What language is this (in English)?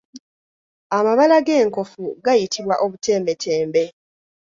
Ganda